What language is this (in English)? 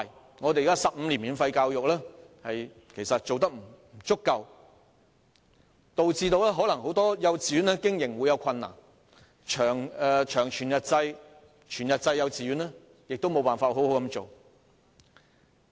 Cantonese